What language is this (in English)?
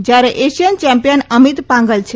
Gujarati